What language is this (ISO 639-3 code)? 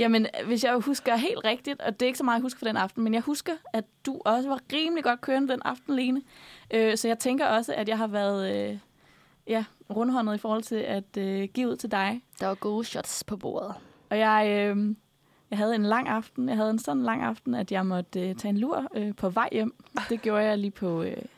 dan